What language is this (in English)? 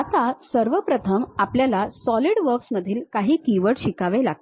Marathi